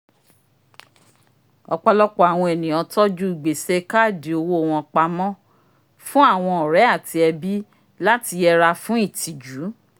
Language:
Yoruba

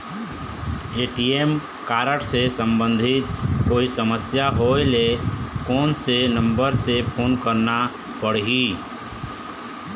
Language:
Chhattisgarhi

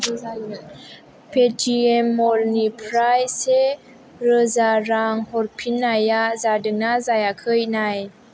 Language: Bodo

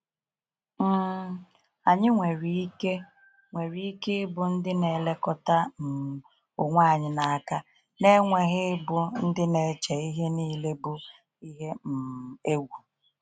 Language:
Igbo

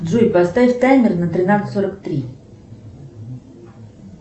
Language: Russian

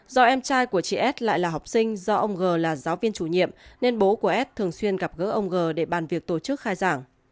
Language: Vietnamese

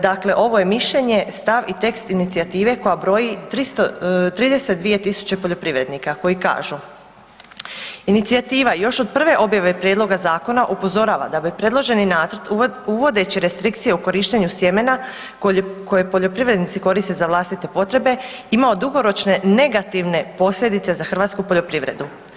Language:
Croatian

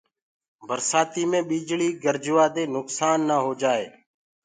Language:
Gurgula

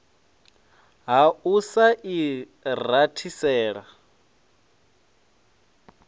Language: Venda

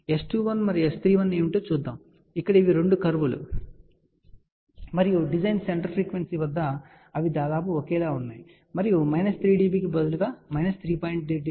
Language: Telugu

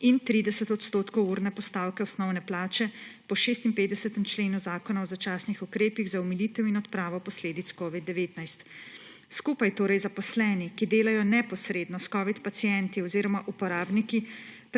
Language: Slovenian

